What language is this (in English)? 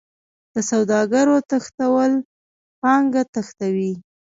Pashto